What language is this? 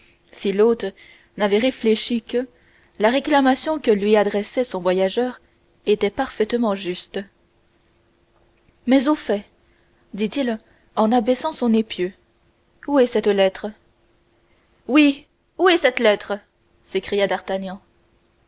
French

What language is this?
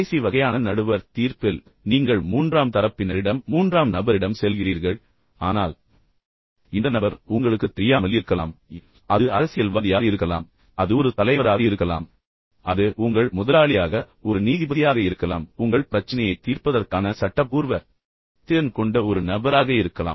Tamil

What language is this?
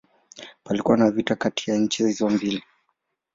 Swahili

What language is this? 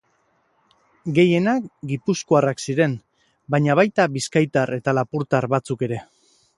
Basque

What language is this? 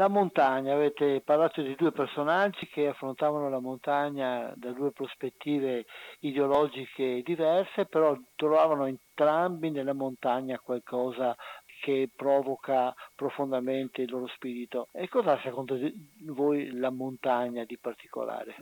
Italian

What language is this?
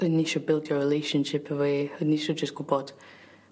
Welsh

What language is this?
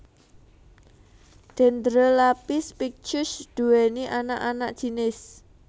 Javanese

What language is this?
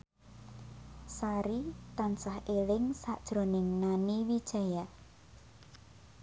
Javanese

